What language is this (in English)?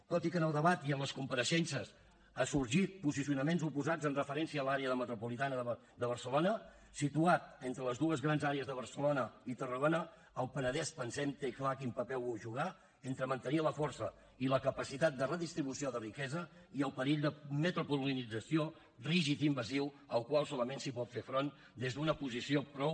Catalan